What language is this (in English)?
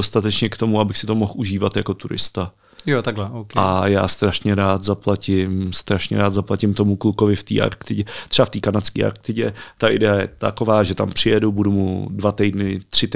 Czech